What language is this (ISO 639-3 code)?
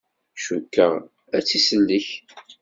kab